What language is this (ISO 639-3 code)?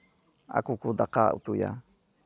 sat